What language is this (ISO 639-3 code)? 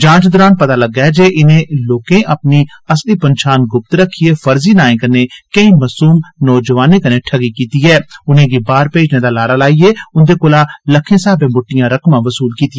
doi